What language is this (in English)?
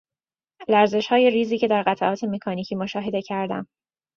Persian